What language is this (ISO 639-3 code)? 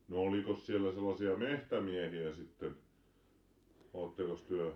fin